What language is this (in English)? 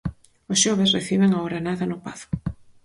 Galician